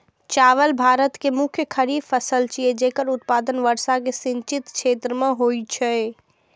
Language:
Maithili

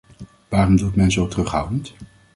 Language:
Dutch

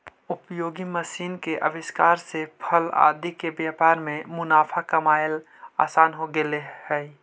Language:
Magahi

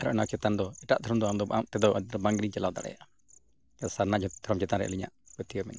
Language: Santali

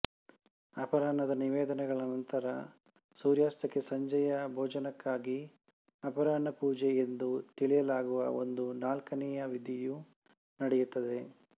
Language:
Kannada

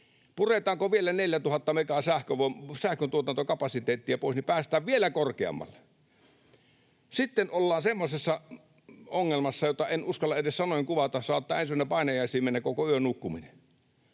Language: Finnish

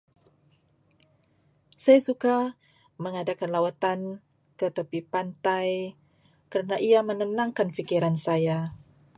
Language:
Malay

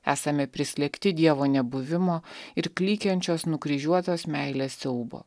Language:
Lithuanian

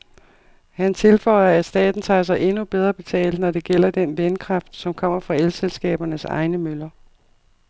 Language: Danish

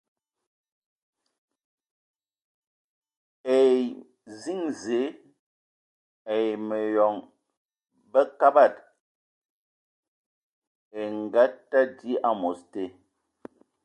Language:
Ewondo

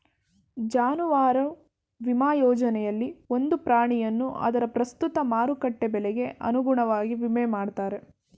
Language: Kannada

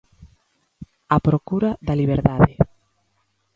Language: Galician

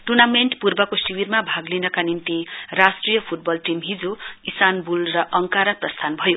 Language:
Nepali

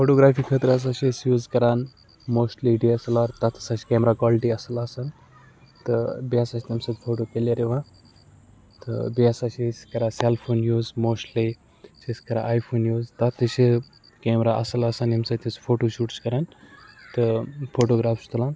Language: Kashmiri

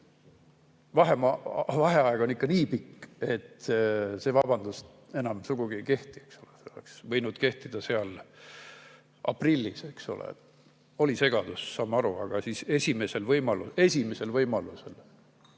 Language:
Estonian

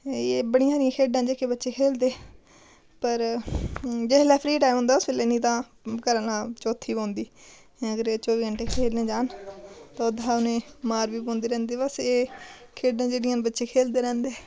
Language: Dogri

